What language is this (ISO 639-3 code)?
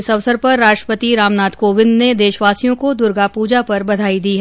hin